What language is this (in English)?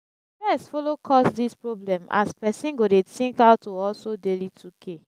Nigerian Pidgin